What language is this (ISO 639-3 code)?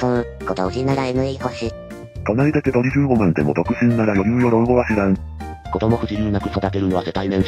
jpn